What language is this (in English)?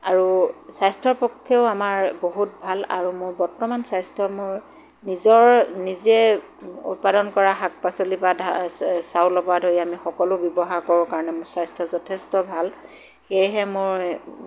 Assamese